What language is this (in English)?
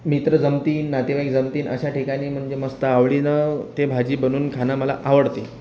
Marathi